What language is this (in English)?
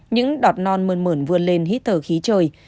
Vietnamese